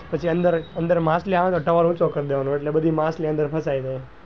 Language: Gujarati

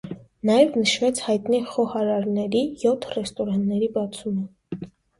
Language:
Armenian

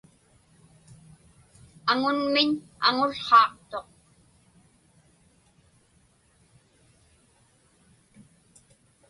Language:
Inupiaq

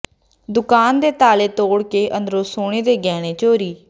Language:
Punjabi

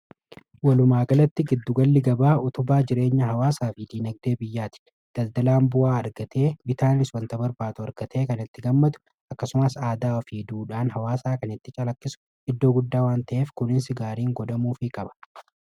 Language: Oromo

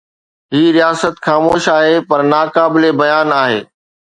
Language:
Sindhi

